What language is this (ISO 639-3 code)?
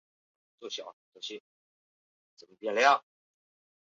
zho